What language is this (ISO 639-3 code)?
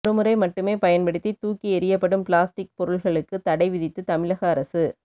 tam